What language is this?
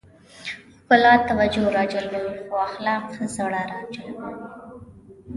Pashto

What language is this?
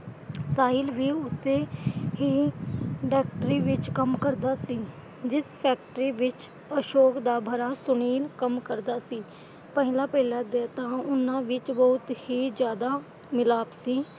Punjabi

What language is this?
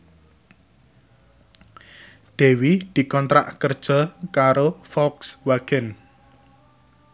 Javanese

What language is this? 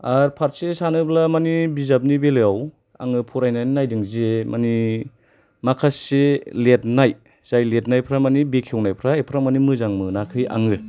Bodo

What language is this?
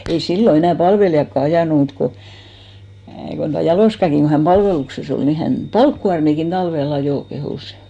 Finnish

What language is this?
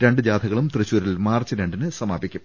Malayalam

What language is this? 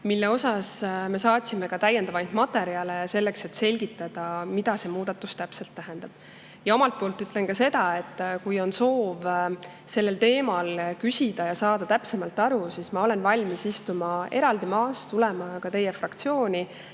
Estonian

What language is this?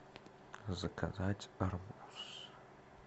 Russian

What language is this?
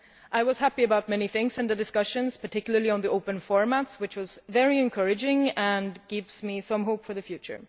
English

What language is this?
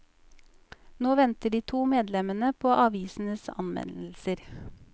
Norwegian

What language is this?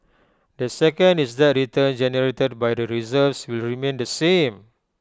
English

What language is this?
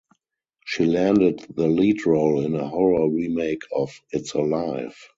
English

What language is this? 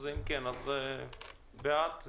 Hebrew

